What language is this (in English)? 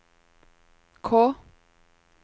Norwegian